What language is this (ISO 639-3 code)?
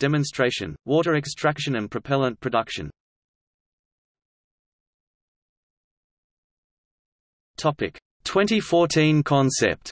eng